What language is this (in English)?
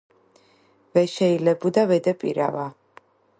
Georgian